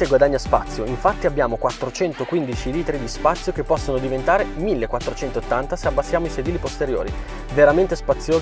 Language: Italian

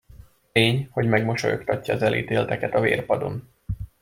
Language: Hungarian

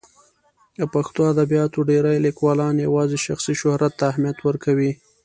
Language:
Pashto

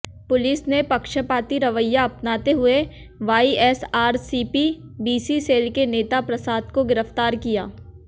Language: Hindi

